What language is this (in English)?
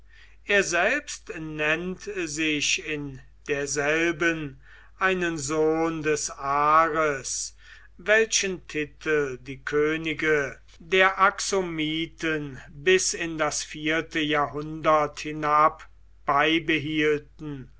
German